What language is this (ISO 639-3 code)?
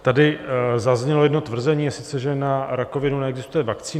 ces